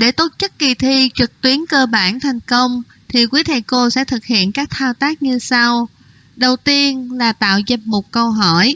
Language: Vietnamese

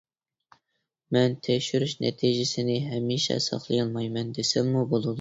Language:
Uyghur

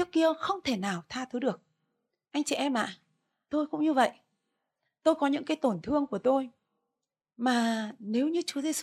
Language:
Vietnamese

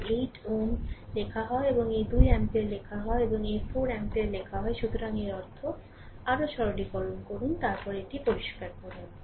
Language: Bangla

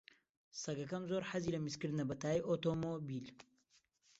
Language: Central Kurdish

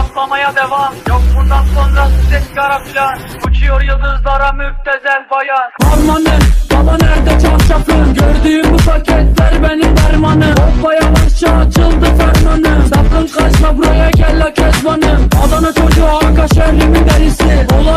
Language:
Turkish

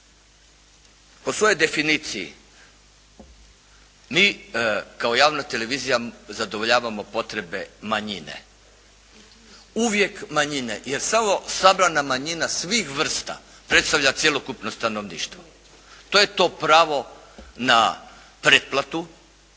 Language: Croatian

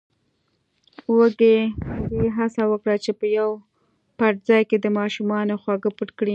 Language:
Pashto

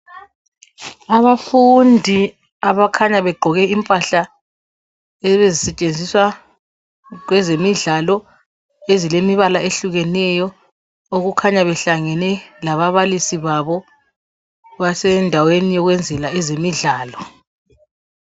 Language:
North Ndebele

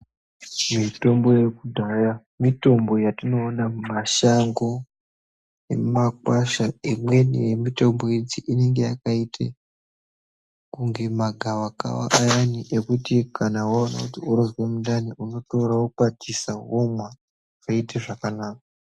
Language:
Ndau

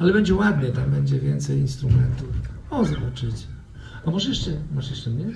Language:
Polish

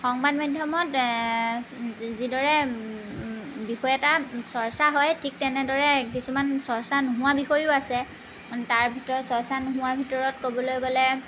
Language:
Assamese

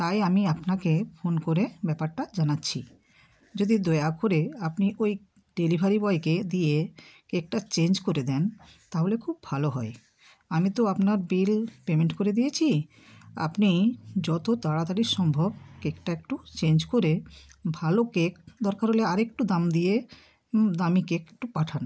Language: Bangla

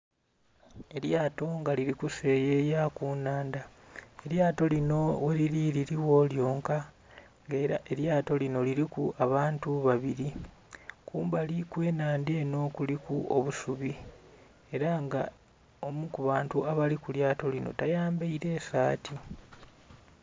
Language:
Soga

